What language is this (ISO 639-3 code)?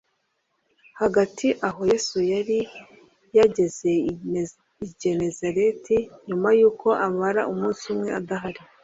kin